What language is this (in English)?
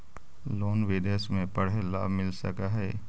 Magahi